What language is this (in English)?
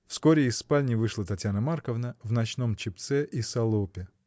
Russian